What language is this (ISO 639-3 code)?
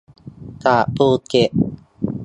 tha